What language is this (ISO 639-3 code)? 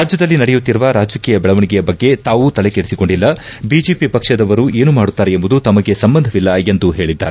kan